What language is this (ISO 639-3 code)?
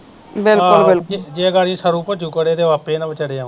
pan